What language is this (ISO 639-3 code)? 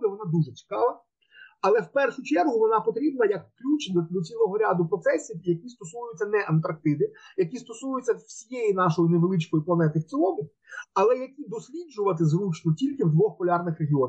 ukr